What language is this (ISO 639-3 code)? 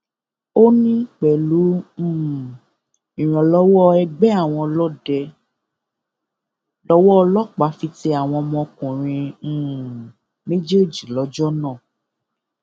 yor